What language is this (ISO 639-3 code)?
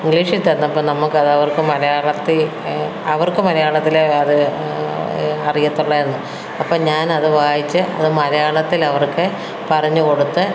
mal